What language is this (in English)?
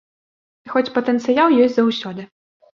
Belarusian